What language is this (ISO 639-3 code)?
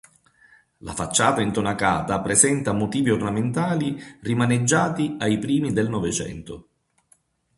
ita